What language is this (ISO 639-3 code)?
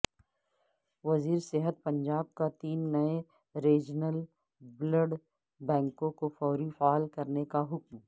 urd